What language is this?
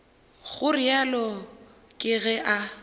Northern Sotho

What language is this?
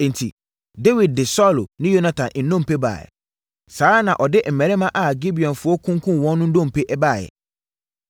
Akan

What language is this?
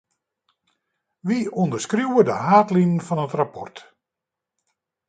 Western Frisian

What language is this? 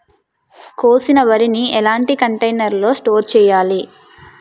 Telugu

